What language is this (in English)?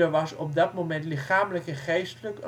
Dutch